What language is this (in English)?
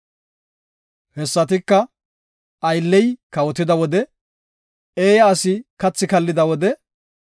Gofa